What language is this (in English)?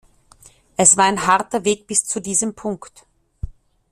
German